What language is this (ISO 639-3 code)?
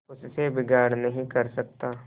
hin